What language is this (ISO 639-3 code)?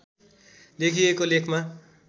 nep